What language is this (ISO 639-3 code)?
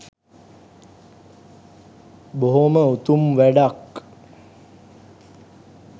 sin